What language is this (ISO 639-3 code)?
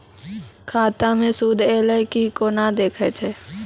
mai